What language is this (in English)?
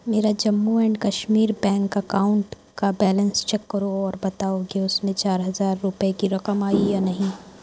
Urdu